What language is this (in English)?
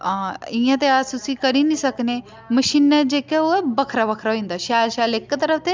Dogri